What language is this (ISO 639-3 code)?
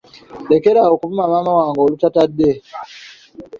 lug